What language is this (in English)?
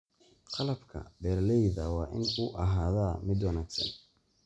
Somali